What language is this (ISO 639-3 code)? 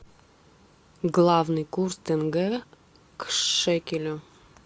rus